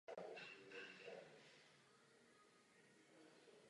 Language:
Czech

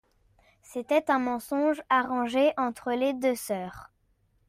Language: French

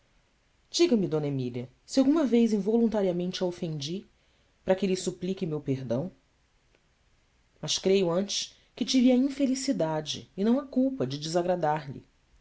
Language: Portuguese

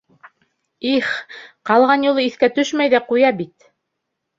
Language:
Bashkir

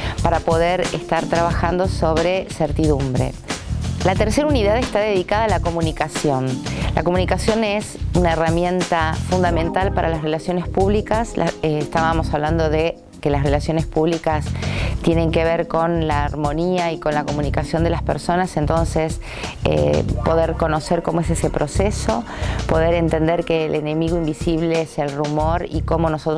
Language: Spanish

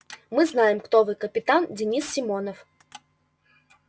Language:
Russian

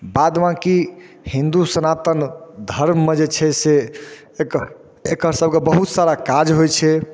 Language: Maithili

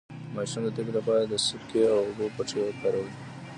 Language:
Pashto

